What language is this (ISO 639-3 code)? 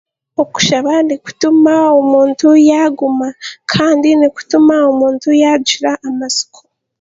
cgg